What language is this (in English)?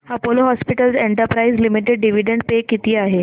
Marathi